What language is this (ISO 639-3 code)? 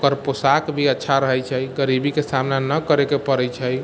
mai